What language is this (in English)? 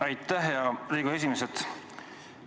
Estonian